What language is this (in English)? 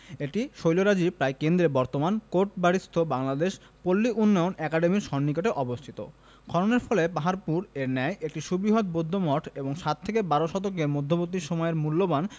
Bangla